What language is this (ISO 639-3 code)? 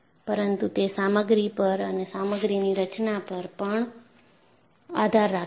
guj